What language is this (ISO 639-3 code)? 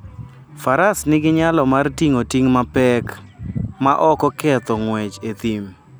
luo